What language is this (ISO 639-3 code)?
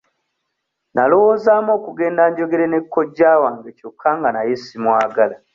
lug